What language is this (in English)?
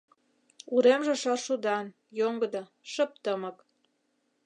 Mari